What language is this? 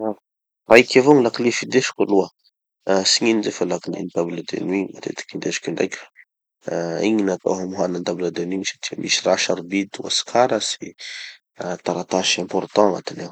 Tanosy Malagasy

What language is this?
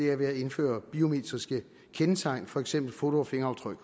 Danish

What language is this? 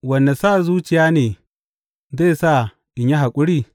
Hausa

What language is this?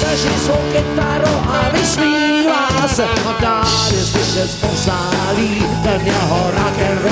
Czech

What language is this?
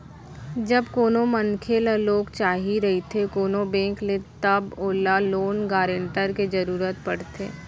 Chhattisgarhi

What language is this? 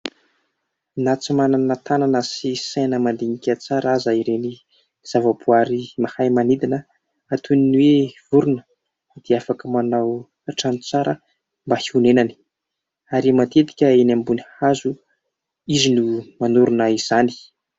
Malagasy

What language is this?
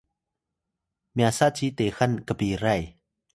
Atayal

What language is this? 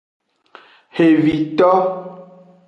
Aja (Benin)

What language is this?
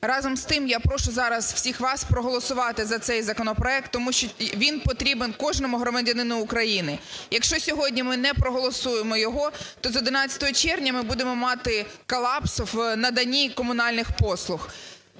Ukrainian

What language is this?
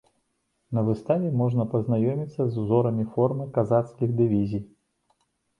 Belarusian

